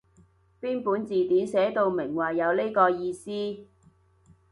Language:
Cantonese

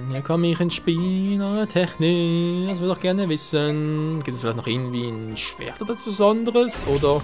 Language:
German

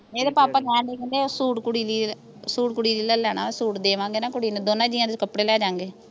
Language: Punjabi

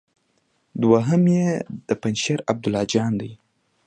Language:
Pashto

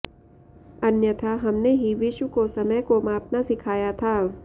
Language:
Sanskrit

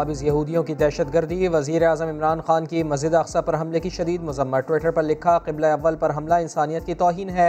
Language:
Urdu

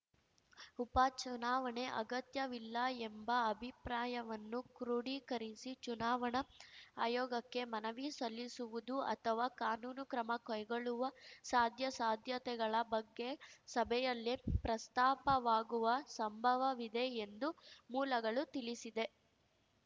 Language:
Kannada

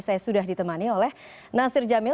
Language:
Indonesian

